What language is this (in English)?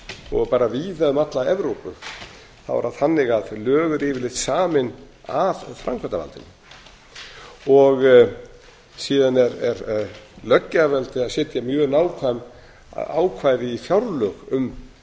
Icelandic